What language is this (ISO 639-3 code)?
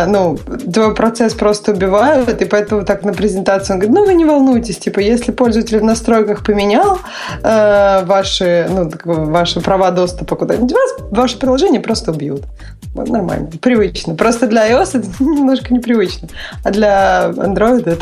rus